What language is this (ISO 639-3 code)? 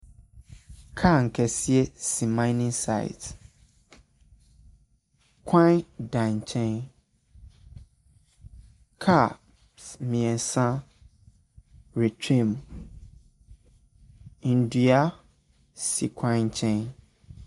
aka